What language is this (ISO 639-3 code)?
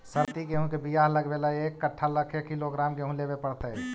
mag